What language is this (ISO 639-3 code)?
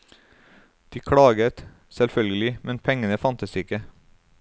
nor